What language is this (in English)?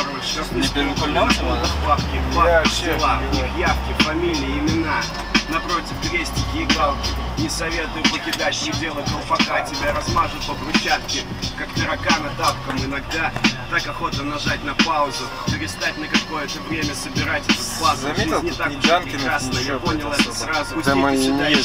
Russian